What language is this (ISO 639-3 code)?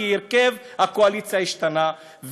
heb